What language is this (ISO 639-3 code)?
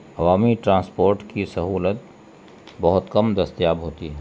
urd